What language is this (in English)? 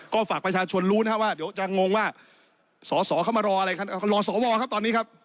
Thai